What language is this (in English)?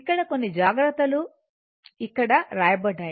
Telugu